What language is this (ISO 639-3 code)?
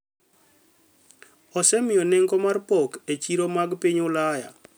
luo